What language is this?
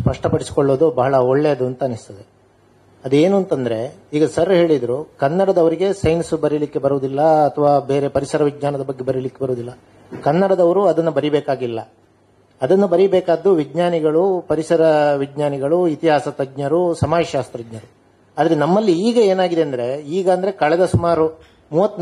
Kannada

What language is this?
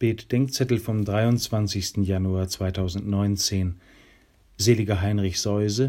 German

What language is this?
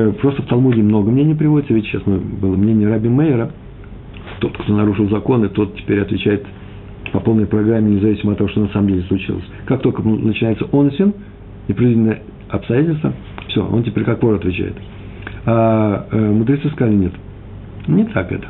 Russian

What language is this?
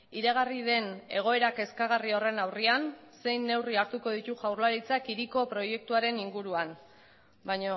Basque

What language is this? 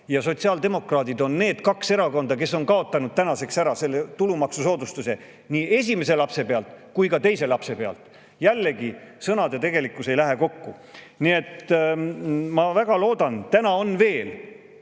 Estonian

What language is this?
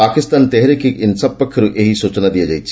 Odia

